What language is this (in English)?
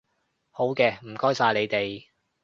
Cantonese